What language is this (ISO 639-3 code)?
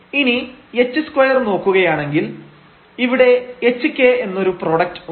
mal